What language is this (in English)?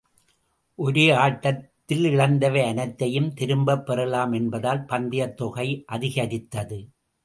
Tamil